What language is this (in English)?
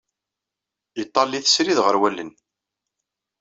Kabyle